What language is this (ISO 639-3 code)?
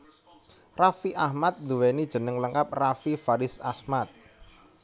jav